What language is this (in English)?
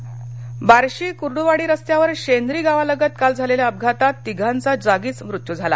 Marathi